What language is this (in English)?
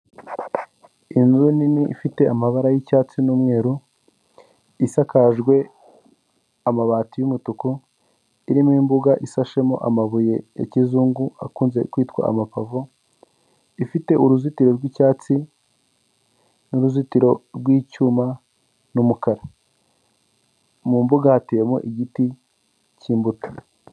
Kinyarwanda